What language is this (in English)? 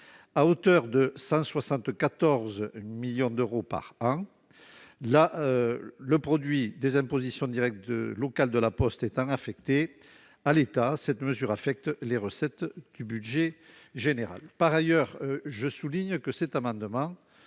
French